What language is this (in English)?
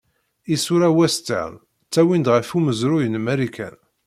Kabyle